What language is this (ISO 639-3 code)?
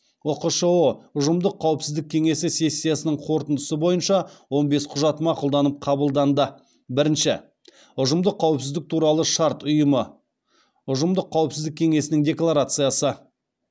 kaz